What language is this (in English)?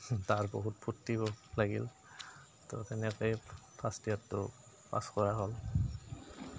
Assamese